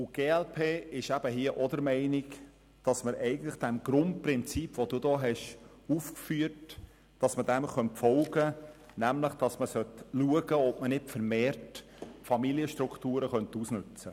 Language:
Swiss German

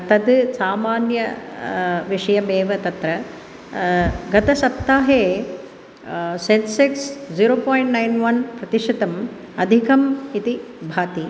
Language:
Sanskrit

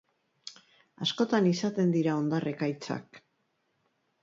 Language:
Basque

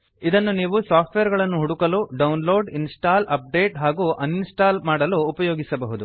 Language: Kannada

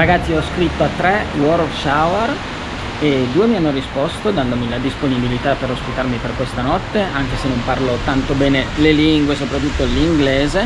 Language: Italian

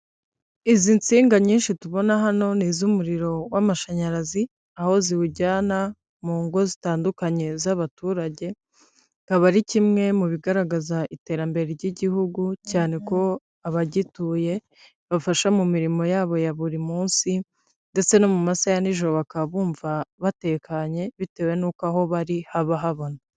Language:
Kinyarwanda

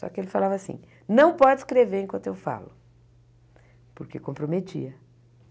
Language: Portuguese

